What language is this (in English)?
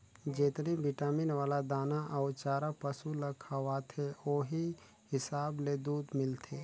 Chhattisgarhi